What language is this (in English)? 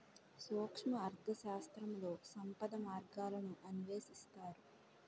Telugu